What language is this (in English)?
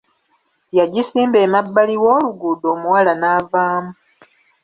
Ganda